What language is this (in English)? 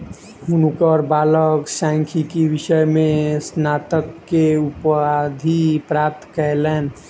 Maithili